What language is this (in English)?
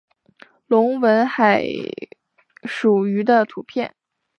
Chinese